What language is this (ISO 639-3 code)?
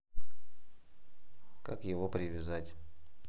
rus